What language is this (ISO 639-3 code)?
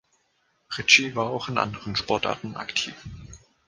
deu